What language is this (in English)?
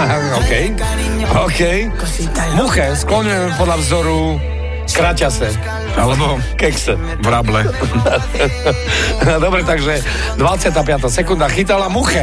Slovak